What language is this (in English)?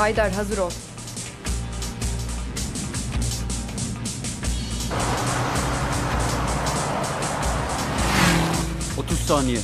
Turkish